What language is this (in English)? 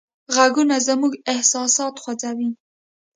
Pashto